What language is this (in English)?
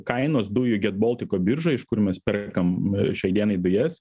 Lithuanian